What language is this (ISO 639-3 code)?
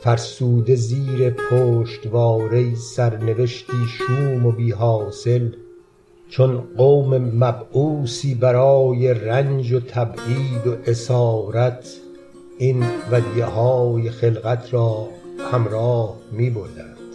fas